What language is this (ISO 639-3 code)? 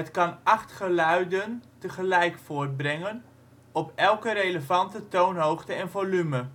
nld